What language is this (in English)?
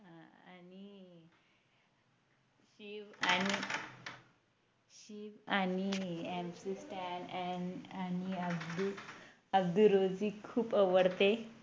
Marathi